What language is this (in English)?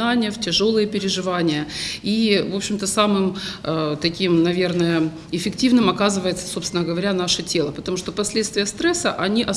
Russian